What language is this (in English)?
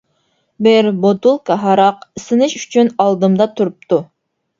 Uyghur